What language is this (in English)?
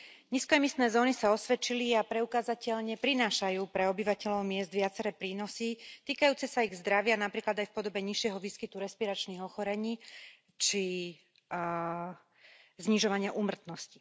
Slovak